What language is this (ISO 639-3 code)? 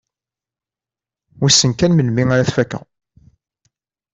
kab